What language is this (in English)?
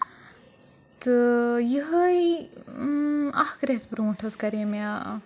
Kashmiri